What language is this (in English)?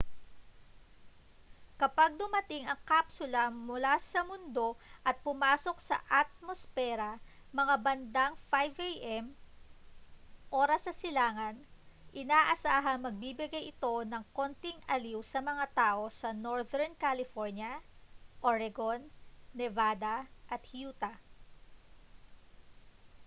Filipino